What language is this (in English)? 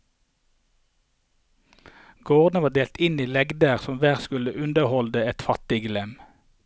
Norwegian